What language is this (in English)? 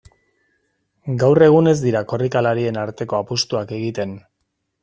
Basque